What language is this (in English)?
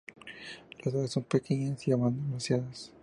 Spanish